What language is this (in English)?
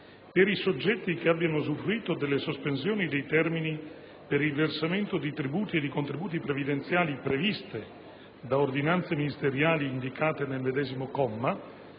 Italian